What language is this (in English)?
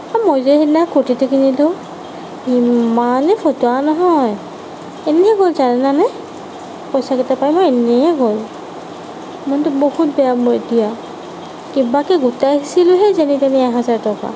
Assamese